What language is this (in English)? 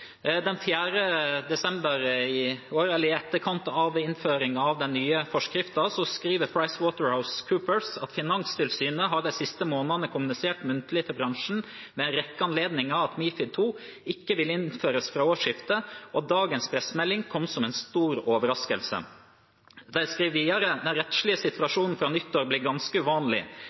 Norwegian Bokmål